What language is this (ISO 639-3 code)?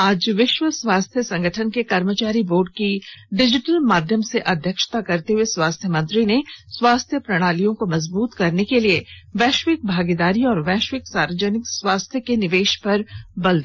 hin